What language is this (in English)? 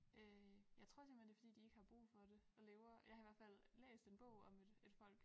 Danish